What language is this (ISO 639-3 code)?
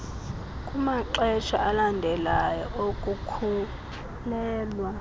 xho